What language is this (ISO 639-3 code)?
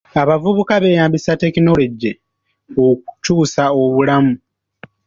lug